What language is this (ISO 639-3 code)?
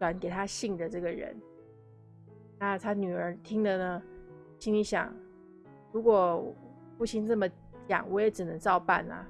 zho